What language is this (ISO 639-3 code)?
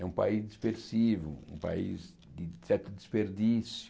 por